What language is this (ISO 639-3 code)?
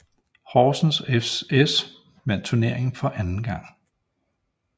dan